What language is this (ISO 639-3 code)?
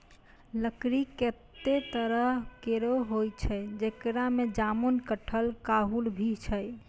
mai